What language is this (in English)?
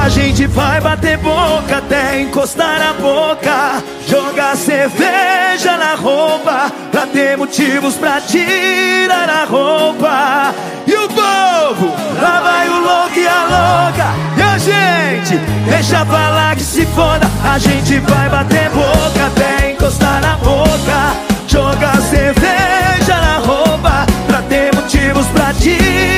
Portuguese